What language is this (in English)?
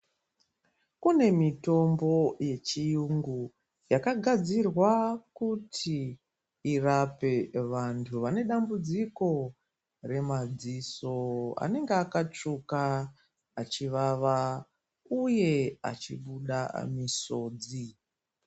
Ndau